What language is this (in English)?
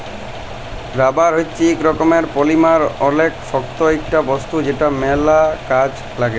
Bangla